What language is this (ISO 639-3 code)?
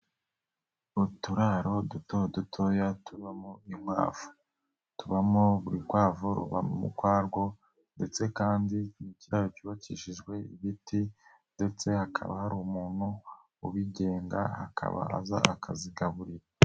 kin